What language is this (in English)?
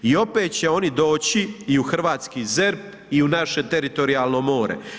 Croatian